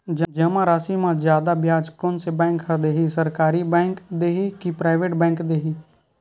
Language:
Chhattisgarhi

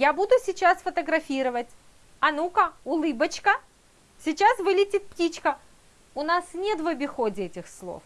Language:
Russian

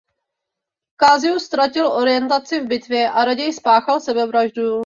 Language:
Czech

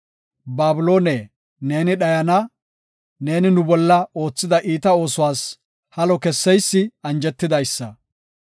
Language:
Gofa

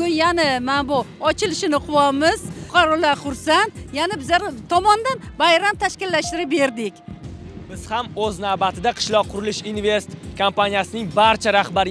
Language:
Turkish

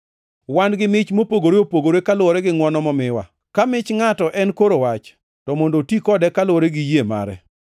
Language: Luo (Kenya and Tanzania)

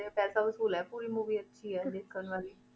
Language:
Punjabi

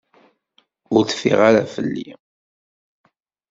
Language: Kabyle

